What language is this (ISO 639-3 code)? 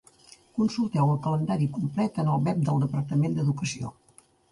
cat